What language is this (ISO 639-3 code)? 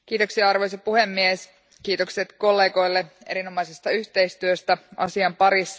fin